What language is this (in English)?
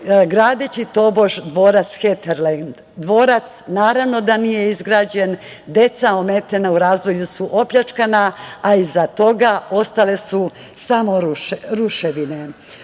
Serbian